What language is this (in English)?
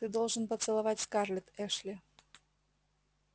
Russian